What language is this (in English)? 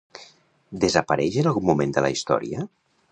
Catalan